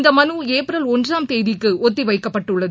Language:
Tamil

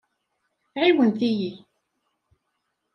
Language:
Kabyle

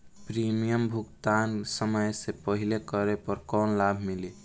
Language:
Bhojpuri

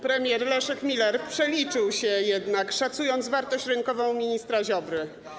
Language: Polish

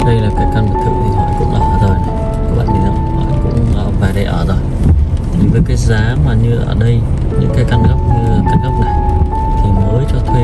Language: Vietnamese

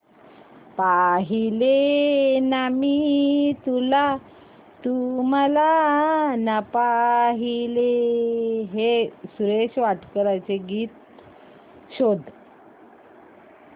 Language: Marathi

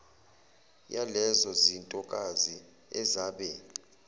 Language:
Zulu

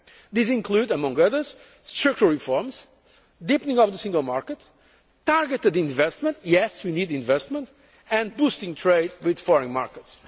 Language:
English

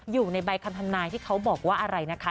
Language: Thai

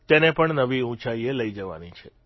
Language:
Gujarati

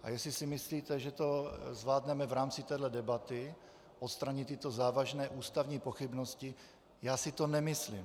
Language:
Czech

